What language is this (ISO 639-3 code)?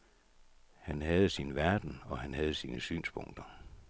dan